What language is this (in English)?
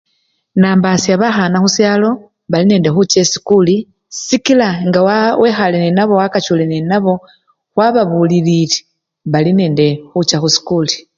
Luyia